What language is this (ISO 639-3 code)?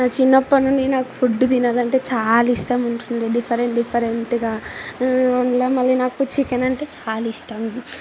tel